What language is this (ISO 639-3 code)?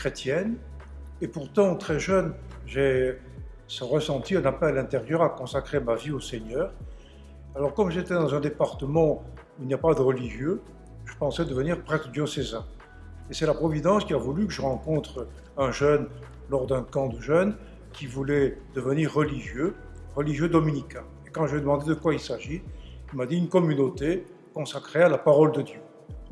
fra